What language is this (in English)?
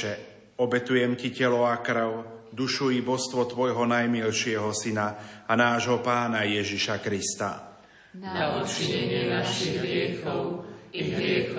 Slovak